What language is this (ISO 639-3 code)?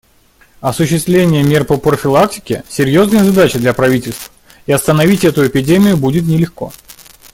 rus